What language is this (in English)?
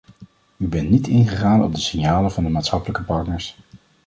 Dutch